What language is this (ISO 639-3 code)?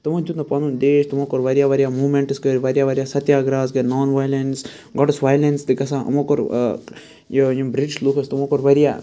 kas